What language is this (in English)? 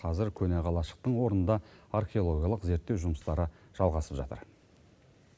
Kazakh